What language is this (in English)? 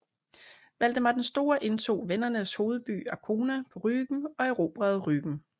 Danish